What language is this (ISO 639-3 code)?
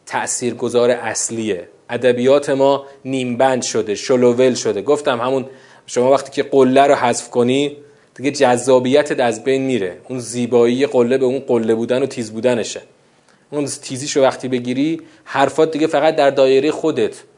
fas